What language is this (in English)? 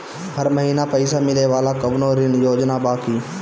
Bhojpuri